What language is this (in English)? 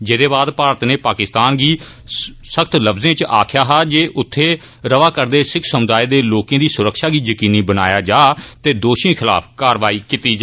Dogri